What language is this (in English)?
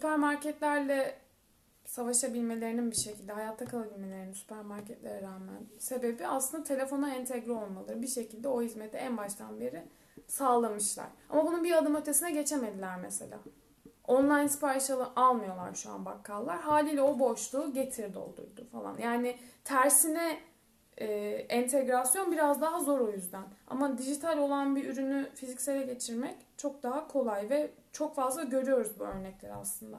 Turkish